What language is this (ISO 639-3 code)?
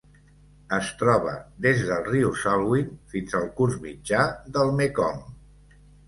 cat